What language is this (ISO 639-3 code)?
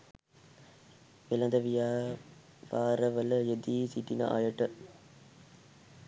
sin